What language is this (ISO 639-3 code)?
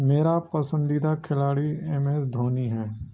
urd